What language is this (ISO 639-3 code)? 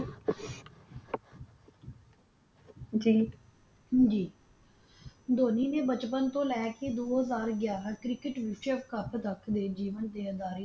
pan